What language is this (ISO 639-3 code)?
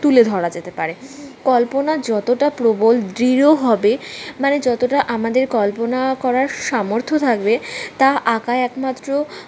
ben